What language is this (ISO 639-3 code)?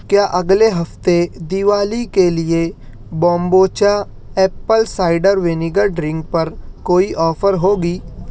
urd